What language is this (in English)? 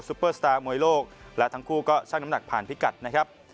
Thai